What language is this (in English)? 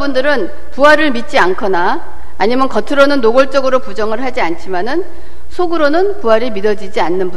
Korean